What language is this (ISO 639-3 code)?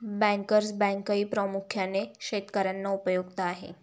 mar